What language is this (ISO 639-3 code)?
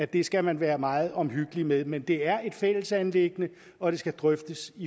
dan